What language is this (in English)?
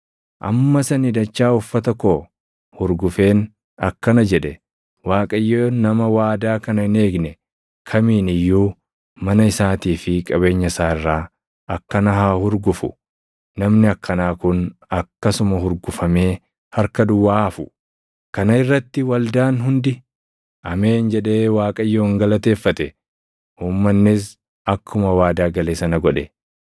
Oromo